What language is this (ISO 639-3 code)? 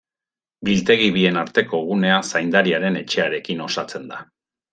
eus